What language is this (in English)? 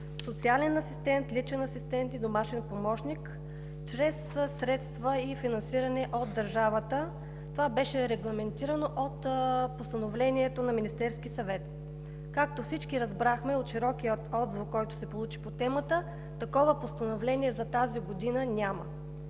Bulgarian